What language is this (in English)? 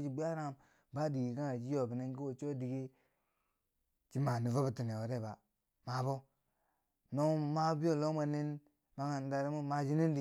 Bangwinji